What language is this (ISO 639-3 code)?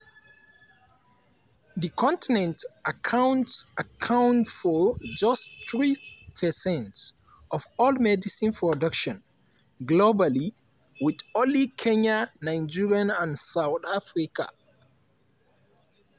pcm